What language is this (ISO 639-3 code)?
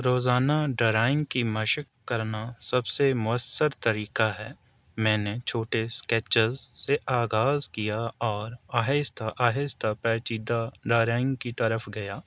urd